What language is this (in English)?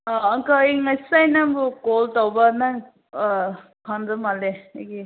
Manipuri